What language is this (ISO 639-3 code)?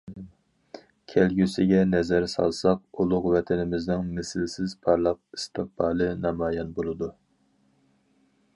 uig